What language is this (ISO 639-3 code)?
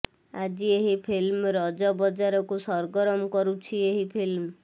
ori